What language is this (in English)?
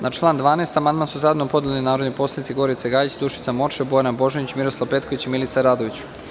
Serbian